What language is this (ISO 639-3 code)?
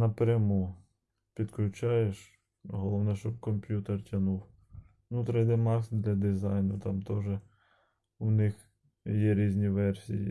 ukr